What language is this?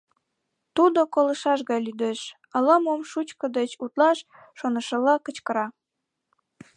Mari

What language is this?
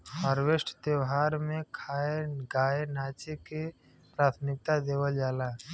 Bhojpuri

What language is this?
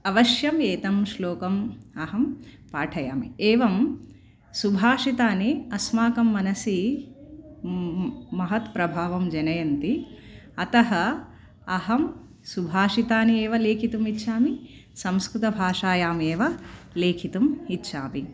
Sanskrit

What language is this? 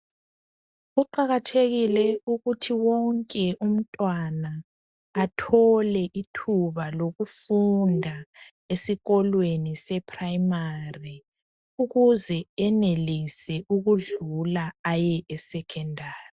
North Ndebele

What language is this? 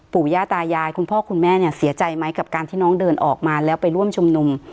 Thai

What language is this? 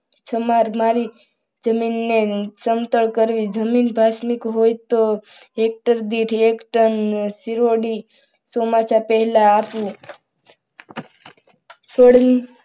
Gujarati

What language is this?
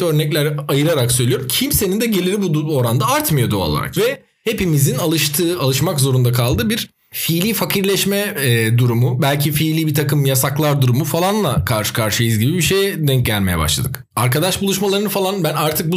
Turkish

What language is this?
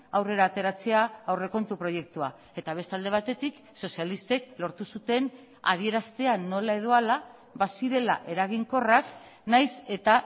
Basque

